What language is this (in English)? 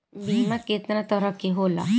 Bhojpuri